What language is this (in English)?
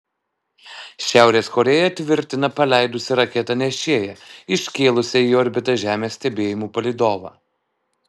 Lithuanian